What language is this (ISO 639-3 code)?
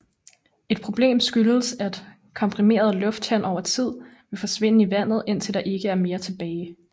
dan